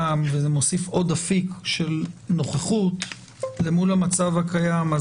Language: Hebrew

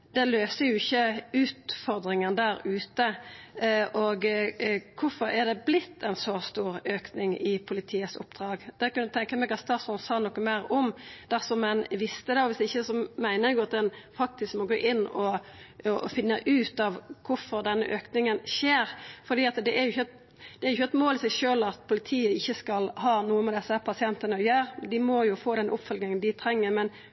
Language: Norwegian Nynorsk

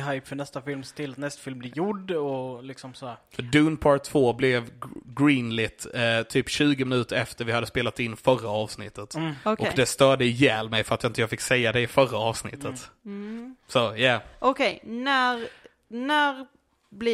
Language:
Swedish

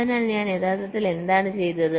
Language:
Malayalam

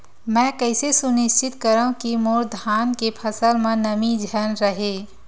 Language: Chhattisgarhi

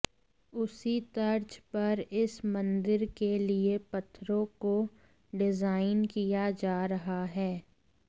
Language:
Hindi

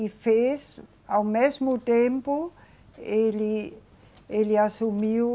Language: Portuguese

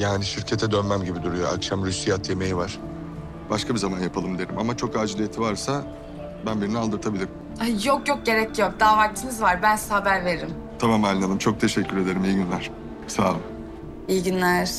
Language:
Turkish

